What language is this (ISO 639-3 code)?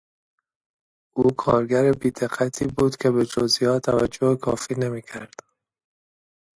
fas